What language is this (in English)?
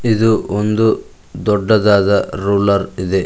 Kannada